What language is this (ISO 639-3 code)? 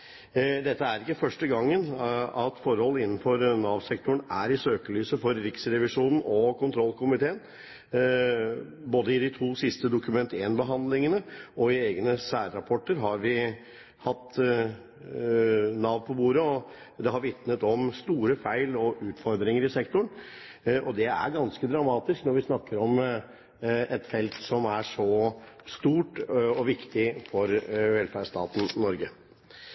nob